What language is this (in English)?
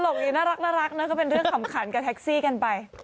Thai